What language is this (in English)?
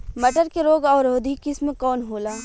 Bhojpuri